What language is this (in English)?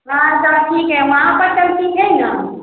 Maithili